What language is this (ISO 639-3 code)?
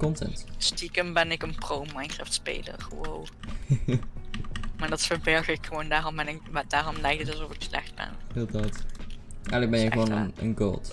nld